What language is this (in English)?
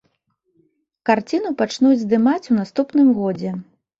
Belarusian